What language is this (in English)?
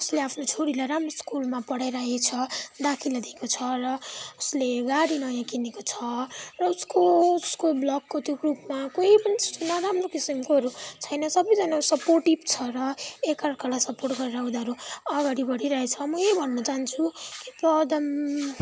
Nepali